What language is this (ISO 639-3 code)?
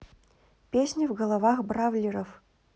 rus